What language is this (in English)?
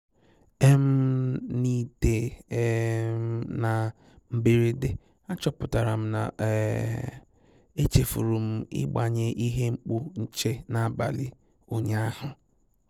Igbo